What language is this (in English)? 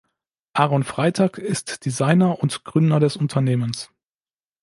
German